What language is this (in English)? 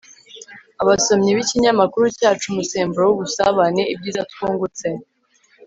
Kinyarwanda